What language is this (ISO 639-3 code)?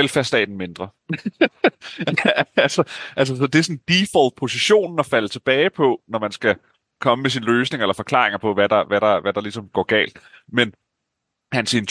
dan